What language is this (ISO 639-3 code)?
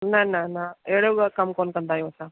snd